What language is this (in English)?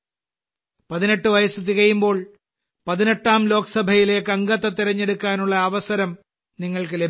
Malayalam